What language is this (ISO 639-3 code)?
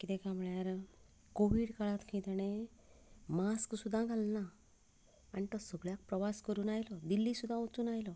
kok